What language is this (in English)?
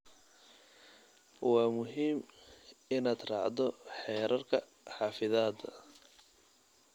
Somali